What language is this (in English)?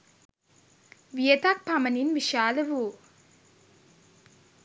Sinhala